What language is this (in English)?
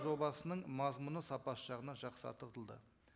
Kazakh